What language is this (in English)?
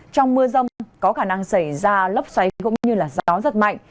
Vietnamese